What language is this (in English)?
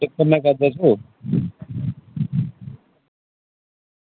Dogri